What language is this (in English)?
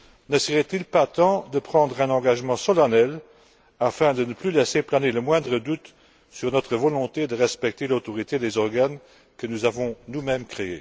French